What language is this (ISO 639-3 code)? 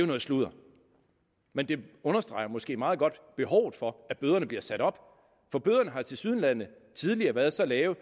dan